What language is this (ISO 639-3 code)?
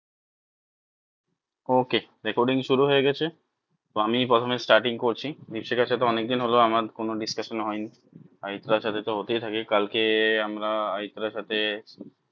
ben